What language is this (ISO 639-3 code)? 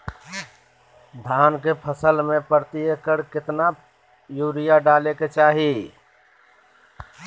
mag